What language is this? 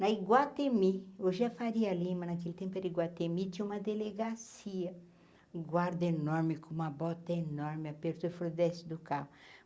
Portuguese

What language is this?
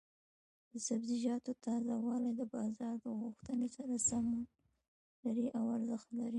Pashto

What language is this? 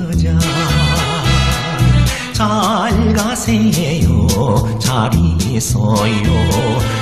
Korean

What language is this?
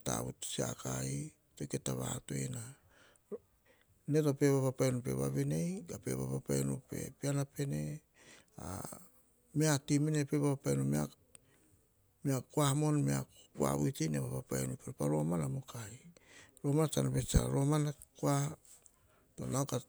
Hahon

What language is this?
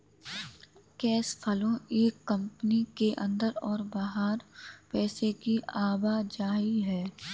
Hindi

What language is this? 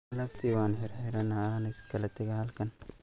Somali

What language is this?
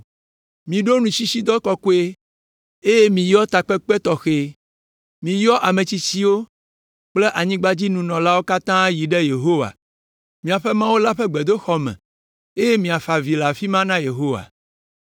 Ewe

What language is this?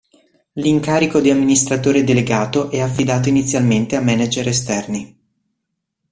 Italian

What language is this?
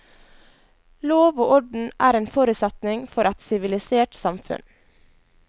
Norwegian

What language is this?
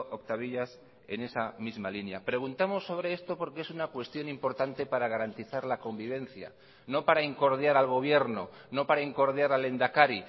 Spanish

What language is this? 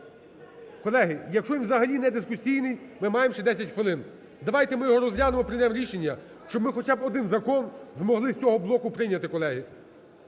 Ukrainian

